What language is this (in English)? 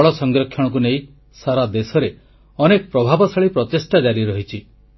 Odia